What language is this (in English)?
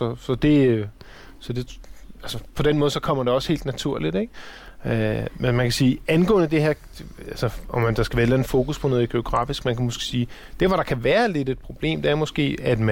Danish